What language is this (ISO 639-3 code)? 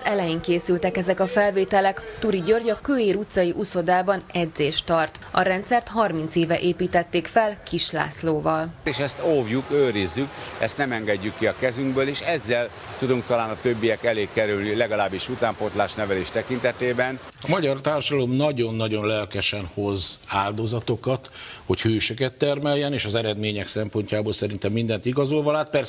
hun